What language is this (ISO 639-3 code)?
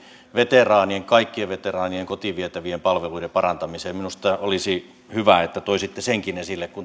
fin